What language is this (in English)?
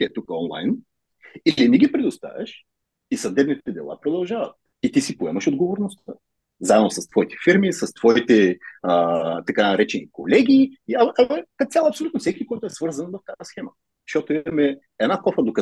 Bulgarian